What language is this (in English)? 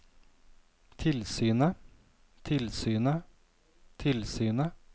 Norwegian